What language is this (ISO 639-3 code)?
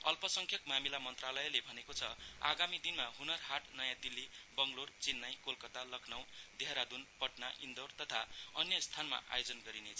nep